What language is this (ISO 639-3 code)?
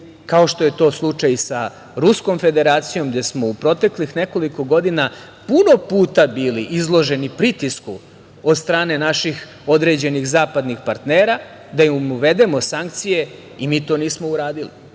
srp